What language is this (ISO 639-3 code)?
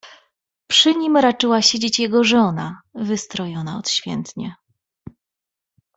pol